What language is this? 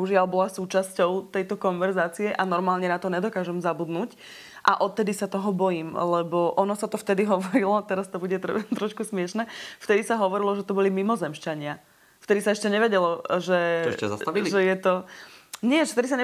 Slovak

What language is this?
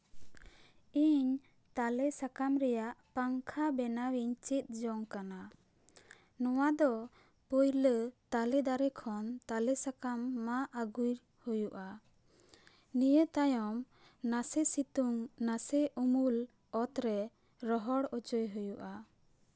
Santali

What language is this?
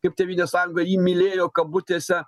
Lithuanian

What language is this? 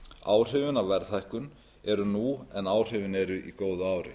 Icelandic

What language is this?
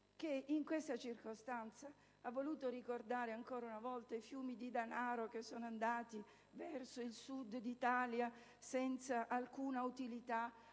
Italian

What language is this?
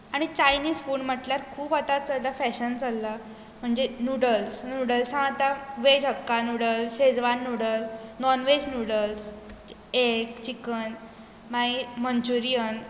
Konkani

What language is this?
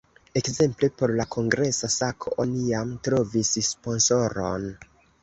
Esperanto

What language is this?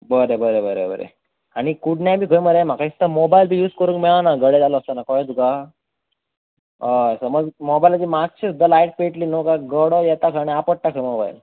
Konkani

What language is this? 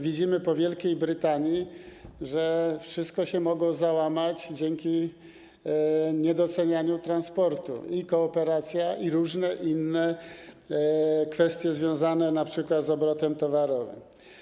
Polish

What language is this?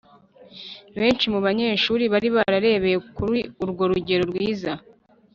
Kinyarwanda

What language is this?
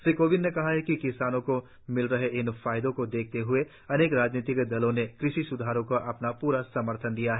Hindi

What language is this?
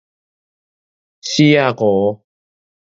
Min Nan Chinese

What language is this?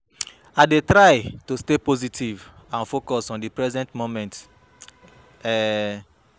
Nigerian Pidgin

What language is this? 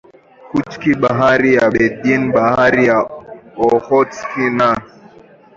Swahili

